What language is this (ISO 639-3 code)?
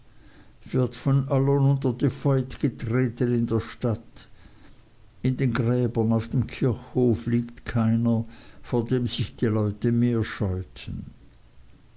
deu